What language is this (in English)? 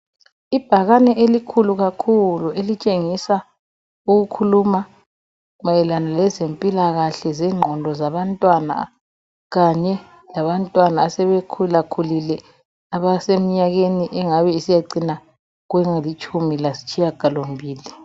North Ndebele